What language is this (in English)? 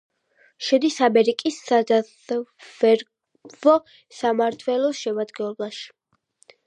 Georgian